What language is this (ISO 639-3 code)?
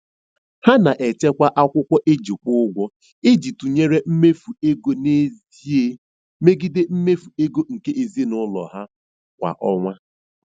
ibo